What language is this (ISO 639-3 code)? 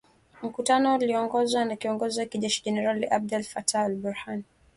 swa